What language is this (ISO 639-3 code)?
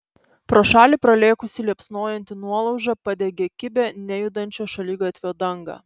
lit